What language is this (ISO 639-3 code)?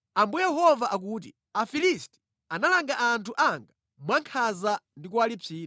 nya